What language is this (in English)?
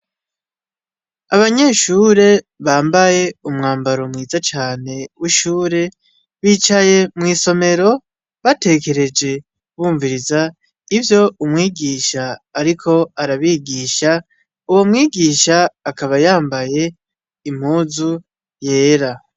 Rundi